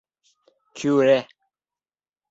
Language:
Bashkir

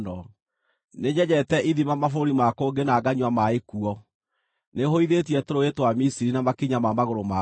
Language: Kikuyu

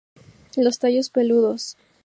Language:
Spanish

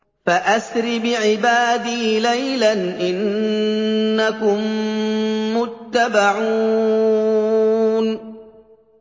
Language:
Arabic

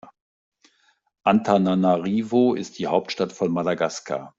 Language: German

